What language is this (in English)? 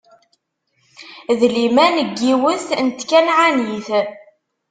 Kabyle